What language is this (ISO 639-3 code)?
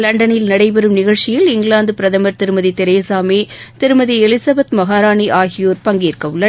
tam